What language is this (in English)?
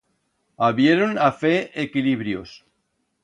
Aragonese